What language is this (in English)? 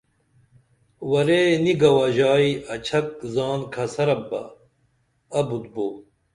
Dameli